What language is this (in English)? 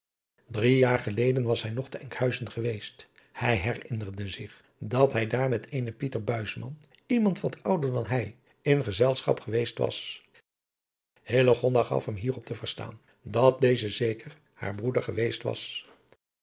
Dutch